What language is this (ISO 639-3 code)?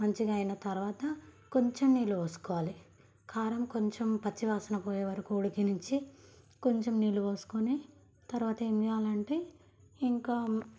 tel